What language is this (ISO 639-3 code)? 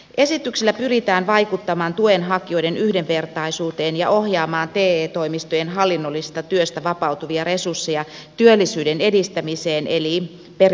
fin